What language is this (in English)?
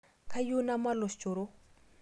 Masai